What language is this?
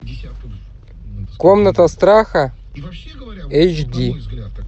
Russian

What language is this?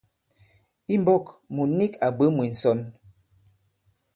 Bankon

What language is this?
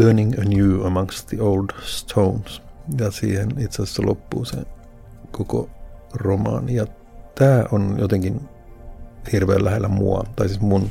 Finnish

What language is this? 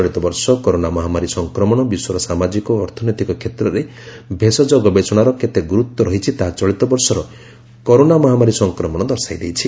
Odia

